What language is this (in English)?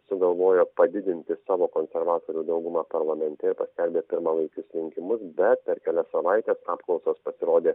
Lithuanian